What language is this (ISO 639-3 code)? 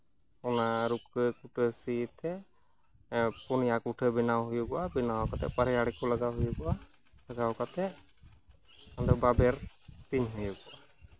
sat